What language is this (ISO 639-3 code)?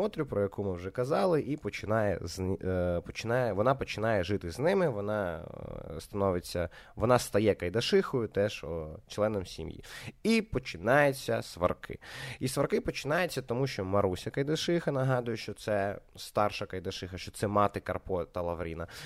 ukr